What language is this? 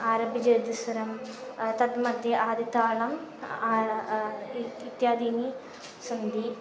Sanskrit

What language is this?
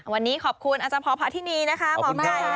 Thai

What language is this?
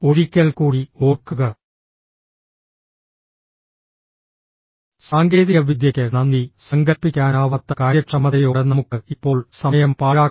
Malayalam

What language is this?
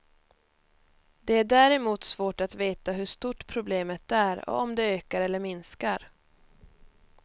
Swedish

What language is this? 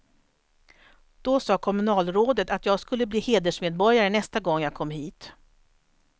Swedish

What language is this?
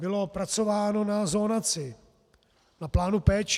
Czech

